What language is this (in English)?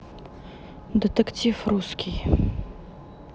Russian